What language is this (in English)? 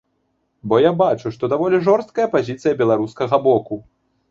Belarusian